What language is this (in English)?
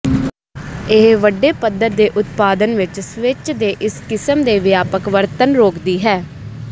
Punjabi